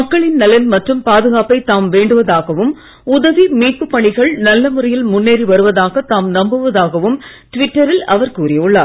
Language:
Tamil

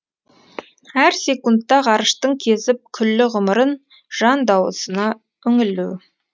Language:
Kazakh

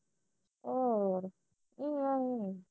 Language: Punjabi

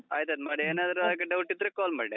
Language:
Kannada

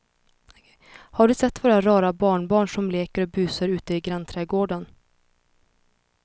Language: Swedish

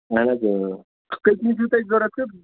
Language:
Kashmiri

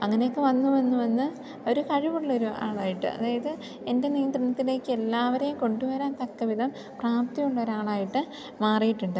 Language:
Malayalam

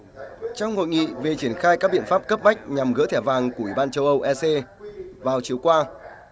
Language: Vietnamese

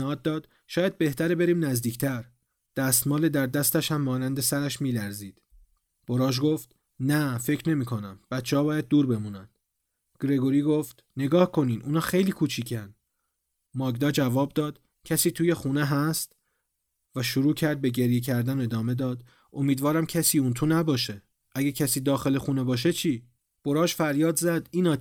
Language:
Persian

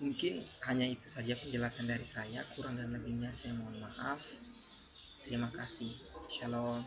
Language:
Indonesian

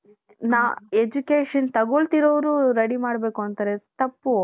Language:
Kannada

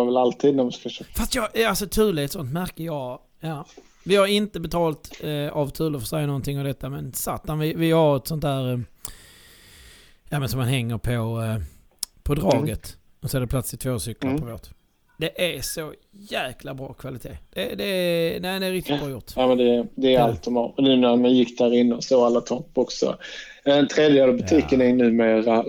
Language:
Swedish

